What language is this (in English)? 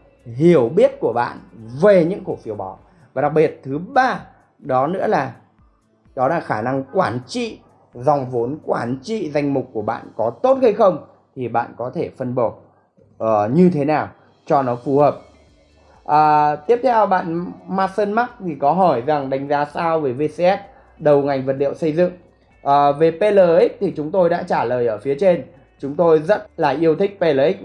Vietnamese